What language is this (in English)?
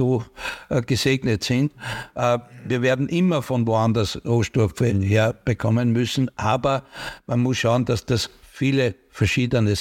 German